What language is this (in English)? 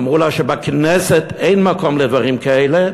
Hebrew